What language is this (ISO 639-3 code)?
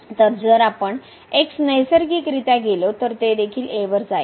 mar